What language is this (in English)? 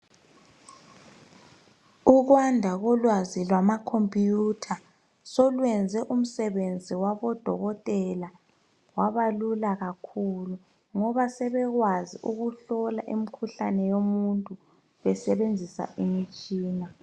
North Ndebele